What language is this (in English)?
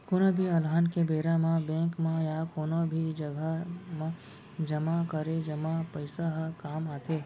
Chhattisgarhi